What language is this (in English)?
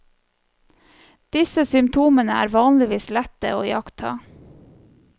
Norwegian